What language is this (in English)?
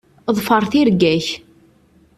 Kabyle